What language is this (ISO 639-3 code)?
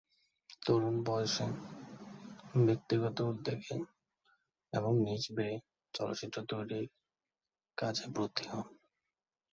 ben